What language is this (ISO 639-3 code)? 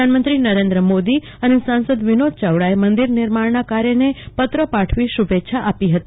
guj